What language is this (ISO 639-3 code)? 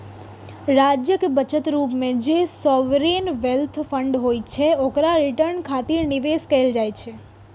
mai